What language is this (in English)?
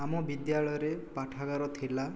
Odia